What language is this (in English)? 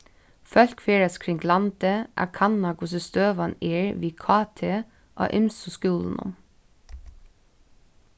Faroese